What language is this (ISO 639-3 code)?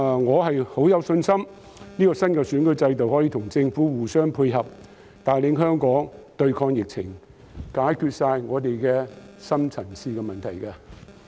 yue